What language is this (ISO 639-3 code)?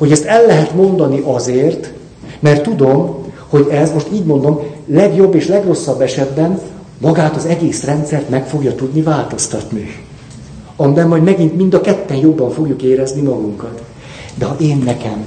hun